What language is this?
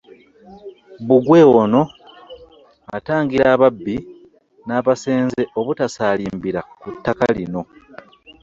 Ganda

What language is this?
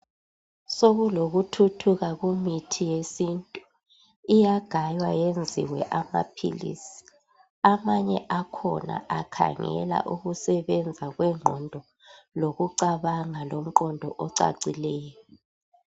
North Ndebele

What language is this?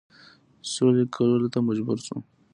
Pashto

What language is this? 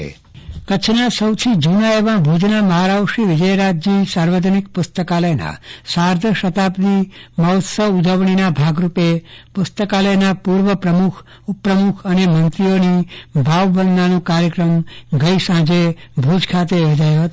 Gujarati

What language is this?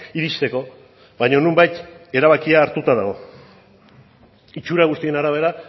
Basque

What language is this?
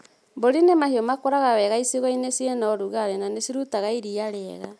Kikuyu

